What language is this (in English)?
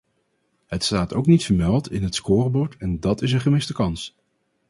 Dutch